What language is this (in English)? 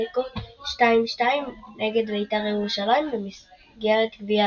Hebrew